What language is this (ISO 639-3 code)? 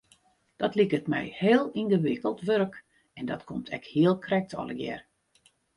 fry